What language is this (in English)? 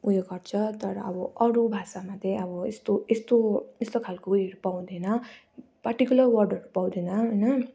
Nepali